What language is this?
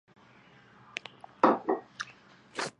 Chinese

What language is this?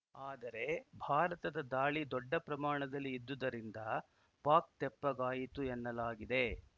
Kannada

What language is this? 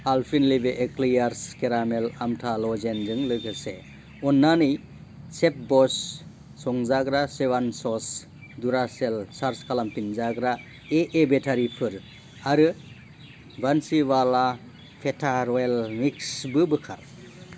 Bodo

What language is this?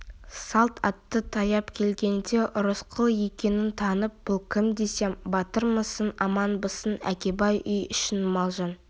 Kazakh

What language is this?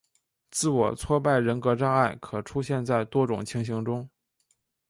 Chinese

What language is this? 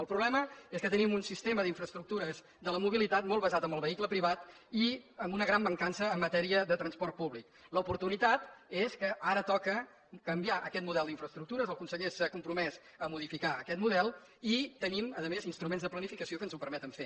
Catalan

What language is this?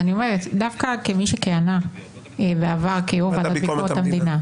Hebrew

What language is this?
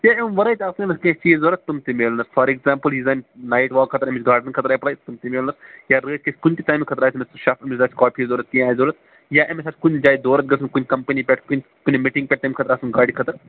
Kashmiri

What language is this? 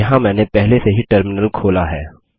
Hindi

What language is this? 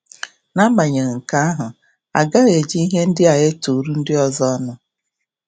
Igbo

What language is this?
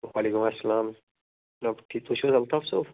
Kashmiri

